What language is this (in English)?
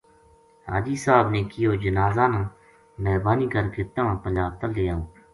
Gujari